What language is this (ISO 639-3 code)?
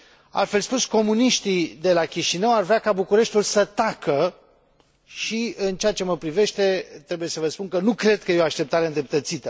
ron